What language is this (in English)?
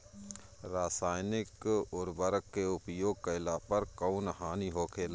Bhojpuri